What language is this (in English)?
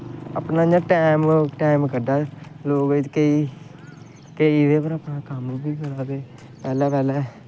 Dogri